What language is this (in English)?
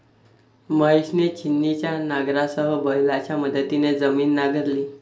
Marathi